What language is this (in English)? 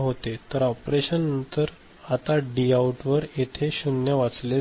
Marathi